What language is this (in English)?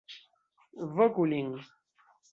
Esperanto